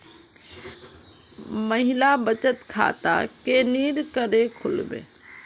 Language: Magahi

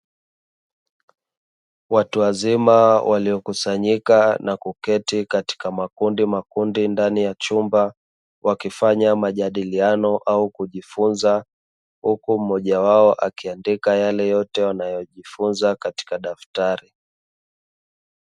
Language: Swahili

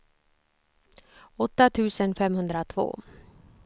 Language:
Swedish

